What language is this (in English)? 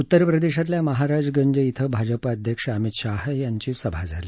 Marathi